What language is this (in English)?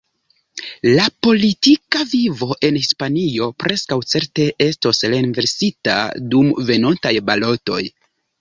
Esperanto